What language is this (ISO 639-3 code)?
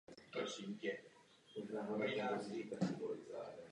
ces